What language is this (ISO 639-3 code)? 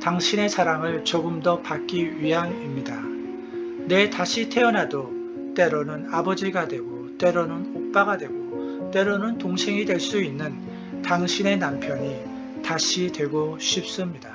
kor